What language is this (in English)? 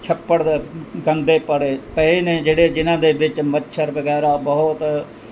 Punjabi